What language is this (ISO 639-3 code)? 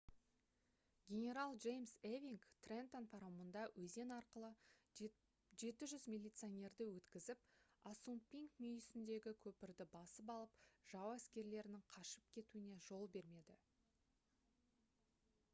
kaz